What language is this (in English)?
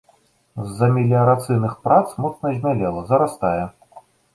Belarusian